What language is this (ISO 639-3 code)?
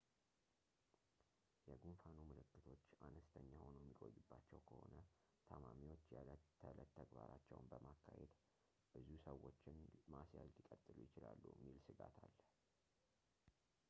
amh